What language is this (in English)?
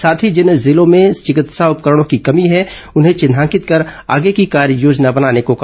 Hindi